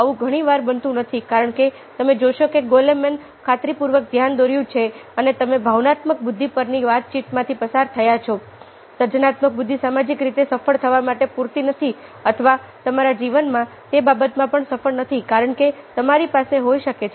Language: Gujarati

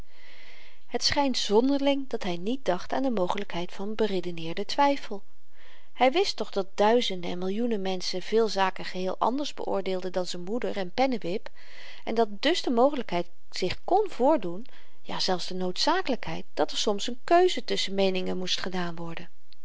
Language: Dutch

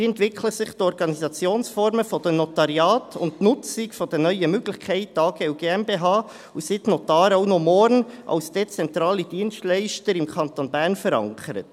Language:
Swiss German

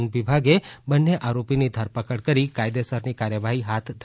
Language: Gujarati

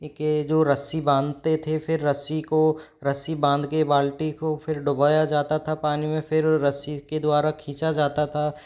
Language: Hindi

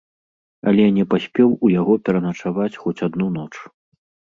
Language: Belarusian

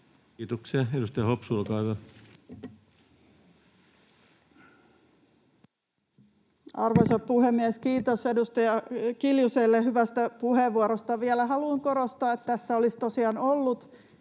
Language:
Finnish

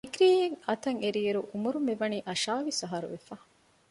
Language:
Divehi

